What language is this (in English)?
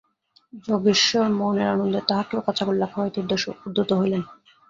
Bangla